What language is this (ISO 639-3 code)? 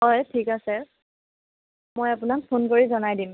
asm